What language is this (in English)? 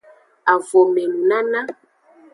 Aja (Benin)